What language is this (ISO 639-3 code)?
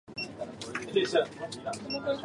jpn